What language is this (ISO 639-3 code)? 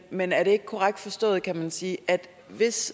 dan